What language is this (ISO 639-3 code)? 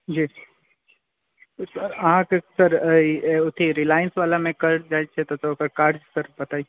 mai